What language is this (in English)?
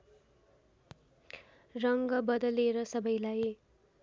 Nepali